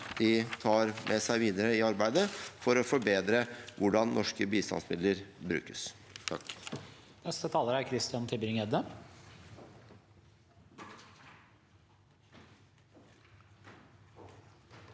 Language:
Norwegian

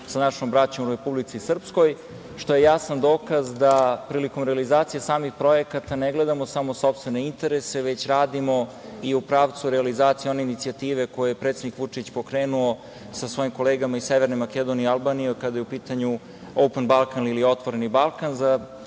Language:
Serbian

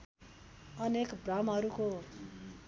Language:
Nepali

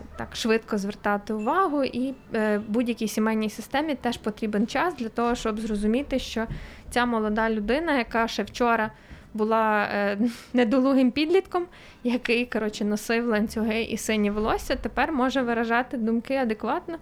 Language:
Ukrainian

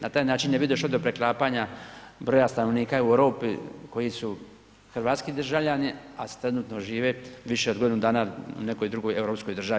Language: Croatian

